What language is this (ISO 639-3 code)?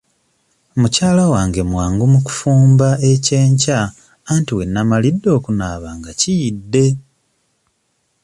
lug